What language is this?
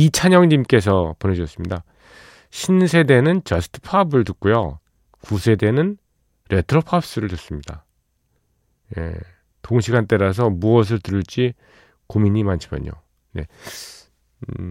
Korean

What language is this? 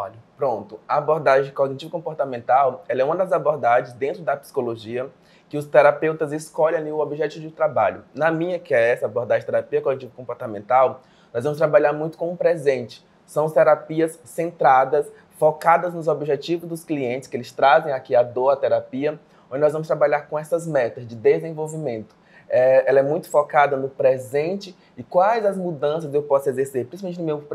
Portuguese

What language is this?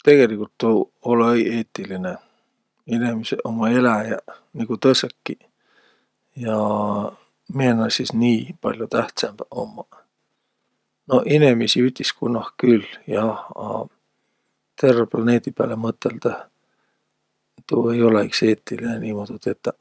Võro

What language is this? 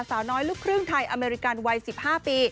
Thai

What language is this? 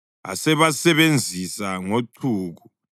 North Ndebele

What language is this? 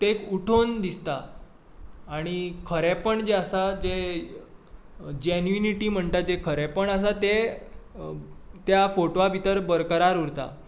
Konkani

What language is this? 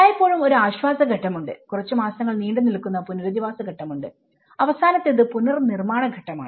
Malayalam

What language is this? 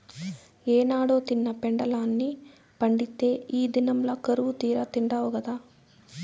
Telugu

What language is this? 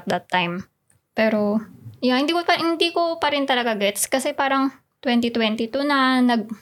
Filipino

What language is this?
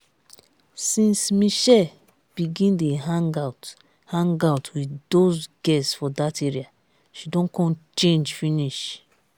Nigerian Pidgin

